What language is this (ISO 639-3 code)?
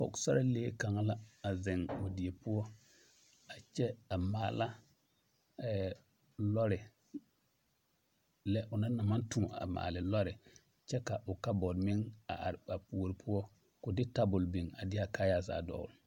dga